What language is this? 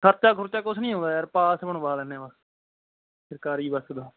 Punjabi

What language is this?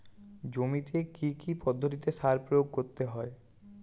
Bangla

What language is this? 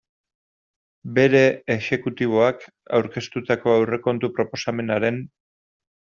Basque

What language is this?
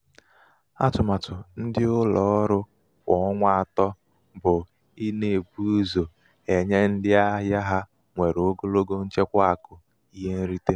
Igbo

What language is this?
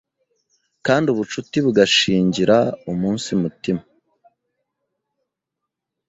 Kinyarwanda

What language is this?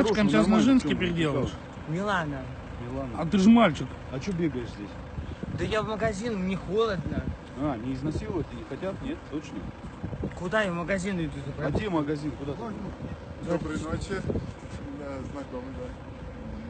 Russian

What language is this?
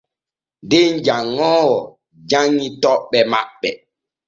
Borgu Fulfulde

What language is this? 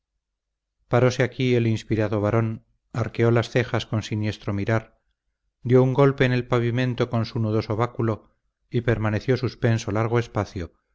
Spanish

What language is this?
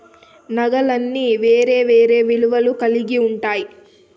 Telugu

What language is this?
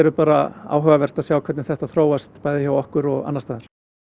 Icelandic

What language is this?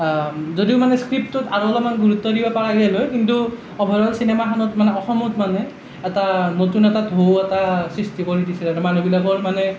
Assamese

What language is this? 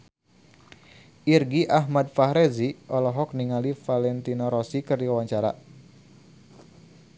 Sundanese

